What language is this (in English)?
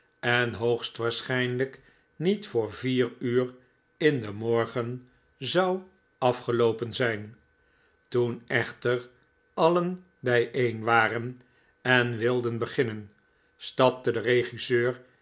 Dutch